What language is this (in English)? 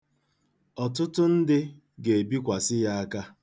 Igbo